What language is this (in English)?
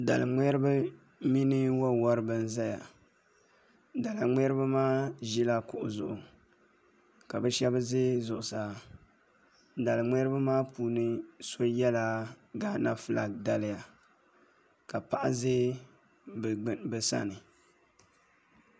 Dagbani